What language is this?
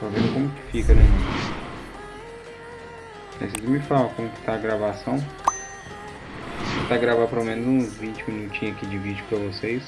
Portuguese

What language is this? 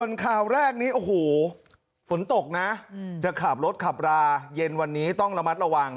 Thai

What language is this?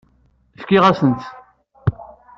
Kabyle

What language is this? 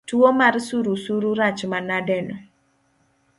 Luo (Kenya and Tanzania)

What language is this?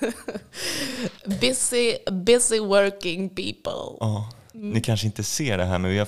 Swedish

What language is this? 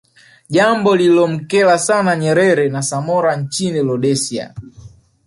Swahili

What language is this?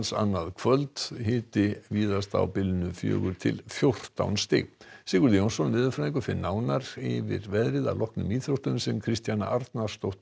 Icelandic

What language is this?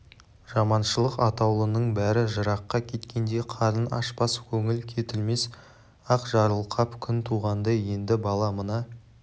Kazakh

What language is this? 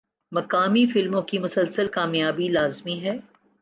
Urdu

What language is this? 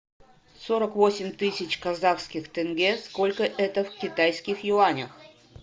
Russian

